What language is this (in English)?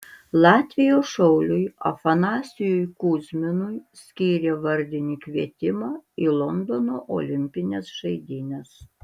Lithuanian